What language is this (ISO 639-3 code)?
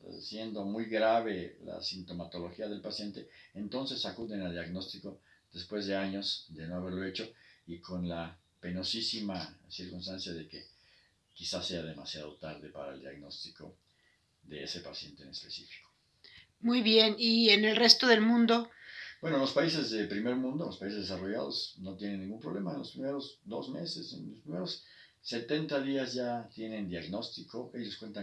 spa